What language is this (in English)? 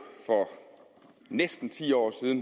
Danish